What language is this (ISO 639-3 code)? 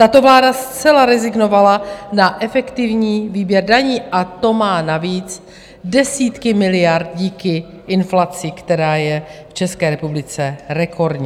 ces